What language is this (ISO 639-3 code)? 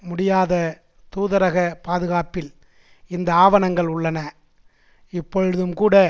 tam